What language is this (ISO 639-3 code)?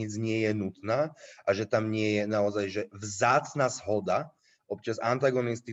slk